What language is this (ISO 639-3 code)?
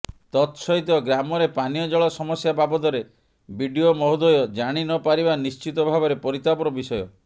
ori